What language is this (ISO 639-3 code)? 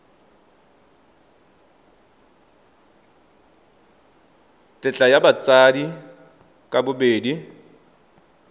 tsn